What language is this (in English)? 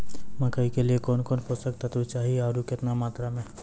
Maithili